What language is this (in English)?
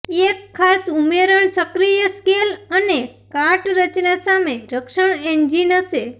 Gujarati